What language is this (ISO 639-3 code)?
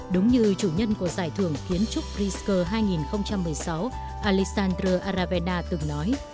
vie